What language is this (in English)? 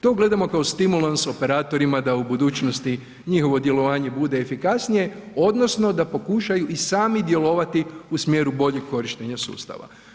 Croatian